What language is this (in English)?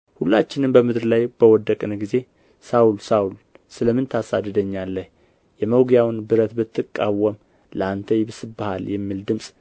Amharic